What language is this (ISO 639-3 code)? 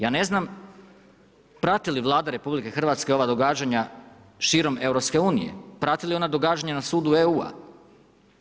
hrv